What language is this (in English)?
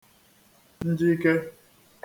Igbo